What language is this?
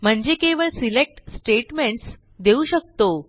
Marathi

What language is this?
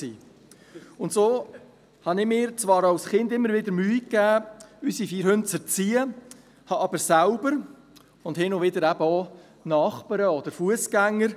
Swiss German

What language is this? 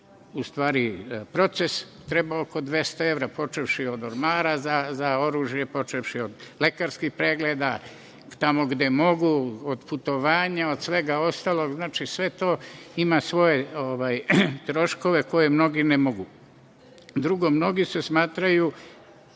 Serbian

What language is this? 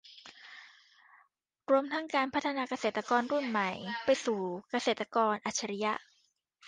Thai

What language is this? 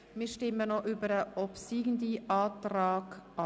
Swiss German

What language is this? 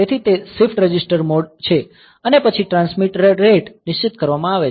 Gujarati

